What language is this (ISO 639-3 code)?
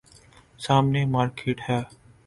urd